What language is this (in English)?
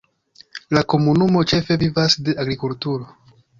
Esperanto